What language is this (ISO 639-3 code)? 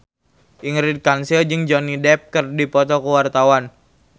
sun